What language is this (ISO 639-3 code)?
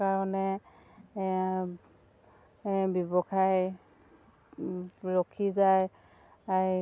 asm